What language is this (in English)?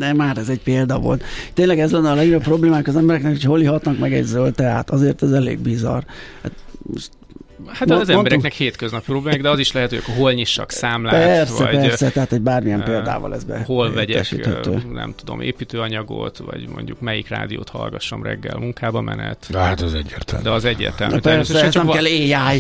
Hungarian